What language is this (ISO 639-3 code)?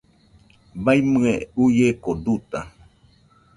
hux